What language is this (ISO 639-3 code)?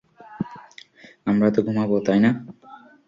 ben